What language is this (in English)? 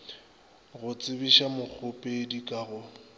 Northern Sotho